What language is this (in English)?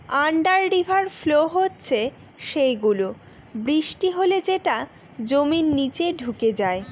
Bangla